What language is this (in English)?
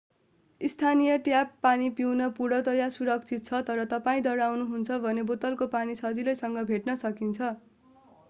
Nepali